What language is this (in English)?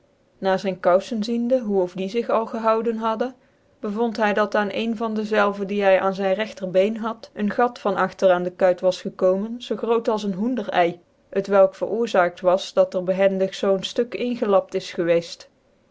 Dutch